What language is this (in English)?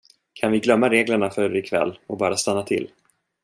Swedish